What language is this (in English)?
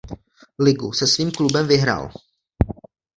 Czech